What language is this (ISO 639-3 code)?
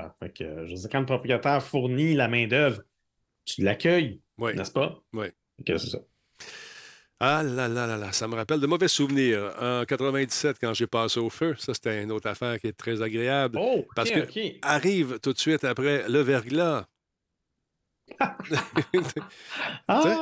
fra